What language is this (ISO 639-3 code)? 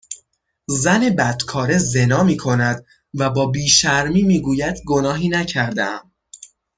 fas